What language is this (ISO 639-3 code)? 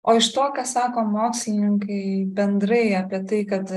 lit